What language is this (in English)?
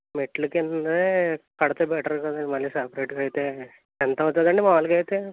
Telugu